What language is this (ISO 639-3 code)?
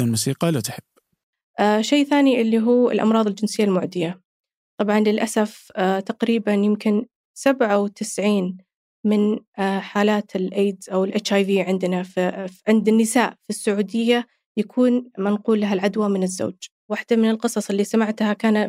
ara